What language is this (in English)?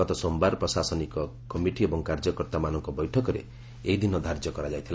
Odia